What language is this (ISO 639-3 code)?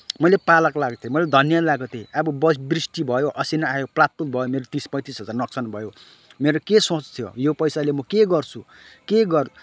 nep